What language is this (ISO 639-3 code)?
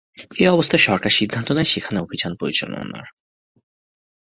ben